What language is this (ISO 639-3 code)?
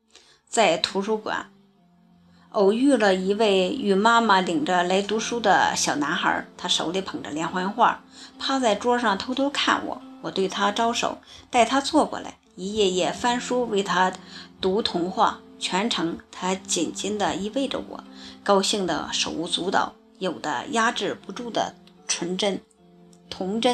zho